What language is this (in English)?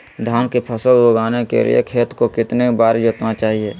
Magahi